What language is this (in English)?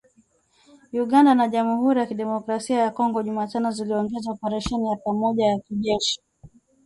Swahili